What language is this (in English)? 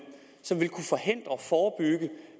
Danish